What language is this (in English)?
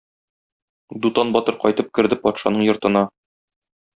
Tatar